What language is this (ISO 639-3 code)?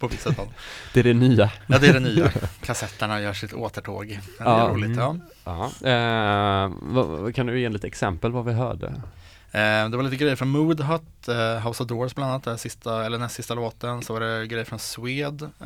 swe